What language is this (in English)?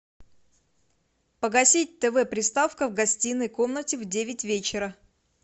Russian